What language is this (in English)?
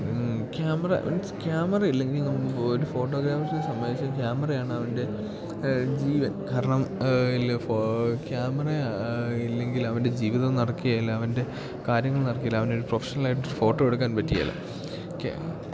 Malayalam